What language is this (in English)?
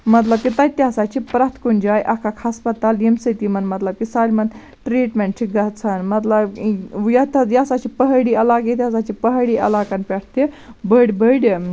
Kashmiri